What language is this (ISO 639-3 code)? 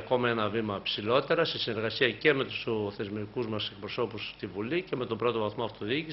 ell